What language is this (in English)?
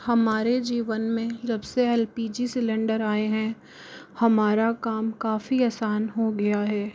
Hindi